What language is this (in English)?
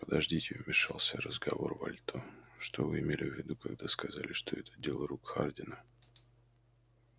Russian